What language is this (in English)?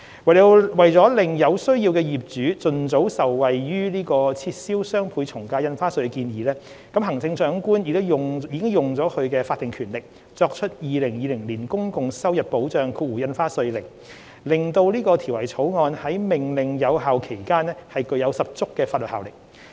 Cantonese